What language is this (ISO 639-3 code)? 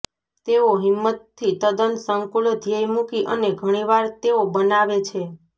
guj